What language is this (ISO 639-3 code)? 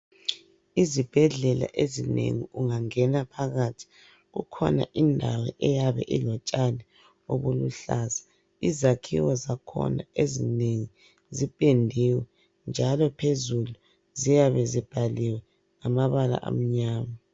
nde